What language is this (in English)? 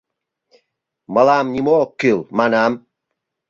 Mari